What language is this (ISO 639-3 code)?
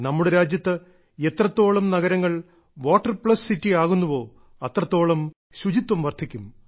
mal